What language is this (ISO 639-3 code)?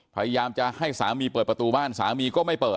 tha